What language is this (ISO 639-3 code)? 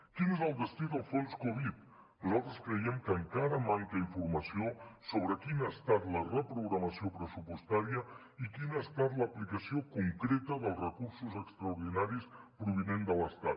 cat